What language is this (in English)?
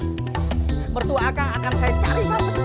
Indonesian